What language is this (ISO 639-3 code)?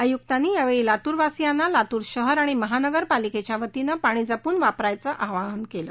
mar